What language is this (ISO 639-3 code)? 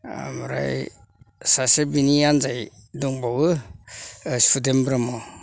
brx